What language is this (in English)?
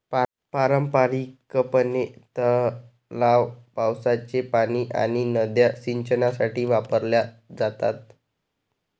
Marathi